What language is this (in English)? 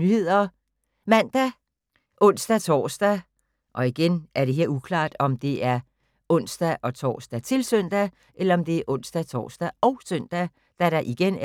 Danish